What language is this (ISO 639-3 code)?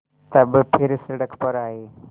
hin